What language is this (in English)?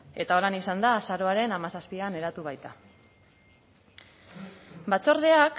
Basque